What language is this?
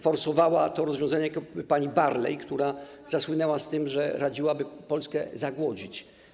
Polish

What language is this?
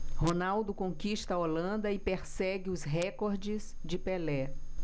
Portuguese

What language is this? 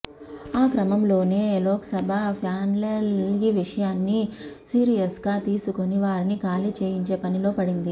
Telugu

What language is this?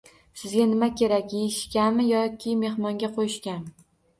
Uzbek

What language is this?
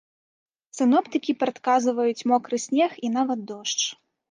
Belarusian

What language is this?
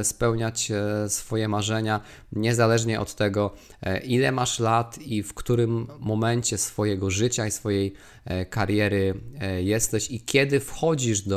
Polish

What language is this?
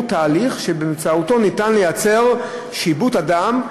Hebrew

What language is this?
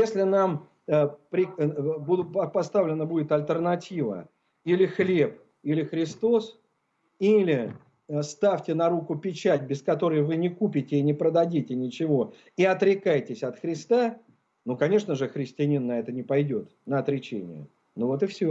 Russian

